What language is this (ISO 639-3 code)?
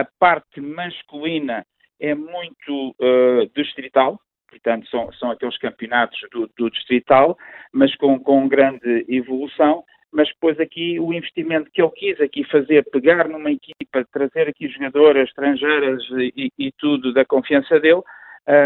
por